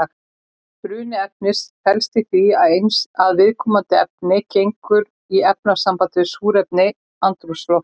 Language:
Icelandic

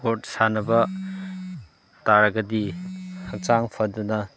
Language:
Manipuri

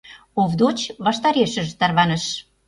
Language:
Mari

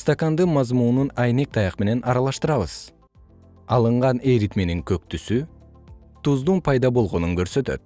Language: Kyrgyz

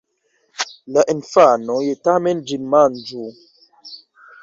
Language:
Esperanto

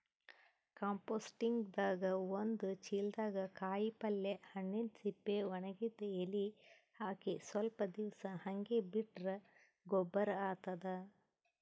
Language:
Kannada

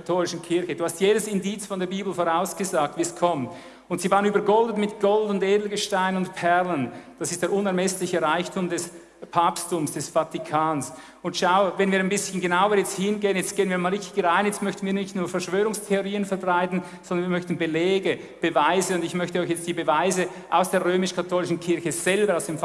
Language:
German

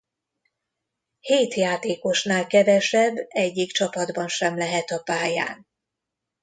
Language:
Hungarian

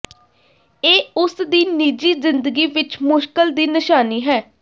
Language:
Punjabi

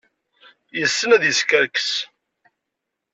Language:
Kabyle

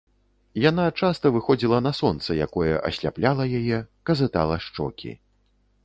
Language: Belarusian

